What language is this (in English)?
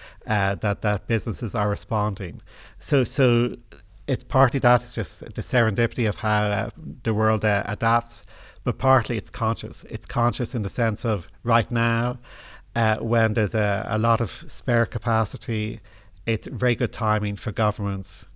English